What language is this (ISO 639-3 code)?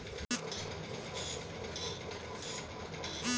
hin